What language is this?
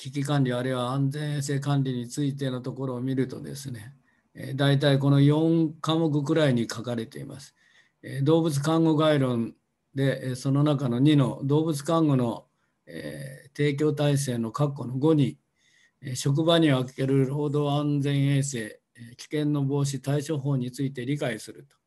Japanese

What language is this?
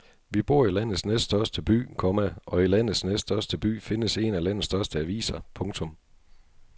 Danish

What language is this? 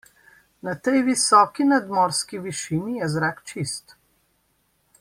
Slovenian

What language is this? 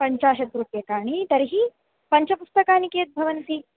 Sanskrit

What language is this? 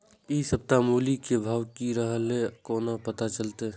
Maithili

